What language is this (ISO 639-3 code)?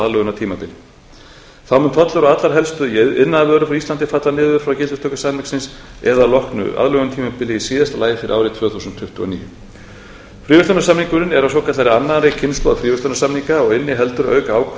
isl